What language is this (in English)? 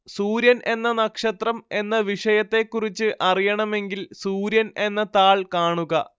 Malayalam